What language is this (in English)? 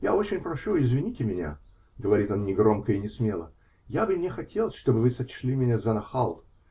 Russian